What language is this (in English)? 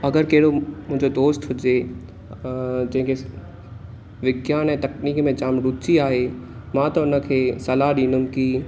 Sindhi